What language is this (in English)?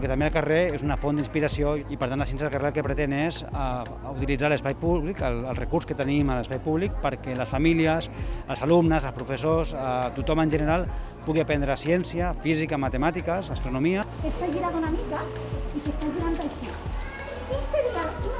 Catalan